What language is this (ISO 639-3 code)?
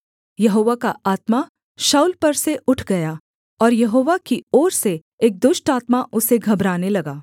hin